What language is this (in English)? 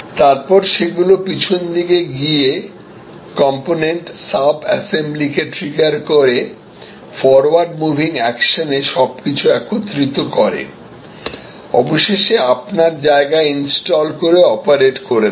Bangla